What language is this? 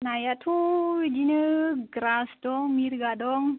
Bodo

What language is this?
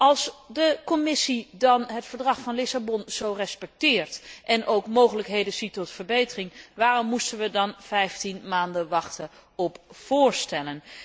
Dutch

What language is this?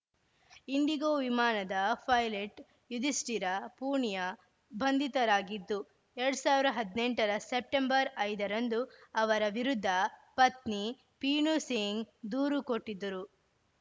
Kannada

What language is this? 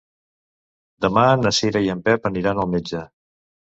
Catalan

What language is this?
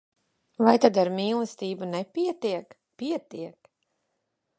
Latvian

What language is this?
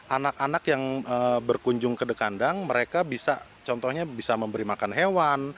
Indonesian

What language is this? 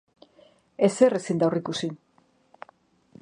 Basque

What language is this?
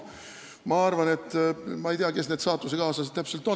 Estonian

